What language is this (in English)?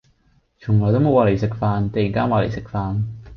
Cantonese